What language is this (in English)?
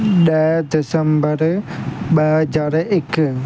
Sindhi